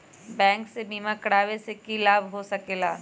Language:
Magahi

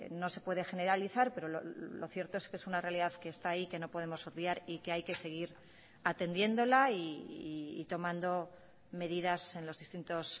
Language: Spanish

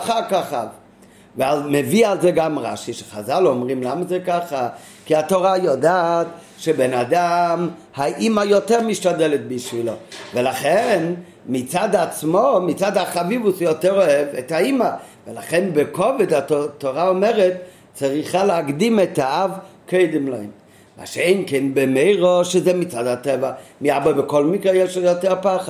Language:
Hebrew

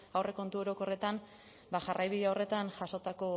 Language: Basque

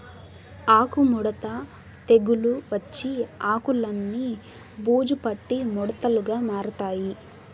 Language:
Telugu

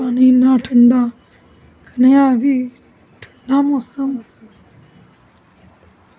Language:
Dogri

